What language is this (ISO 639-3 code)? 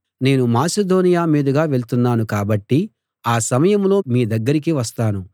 tel